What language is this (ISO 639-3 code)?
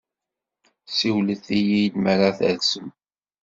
kab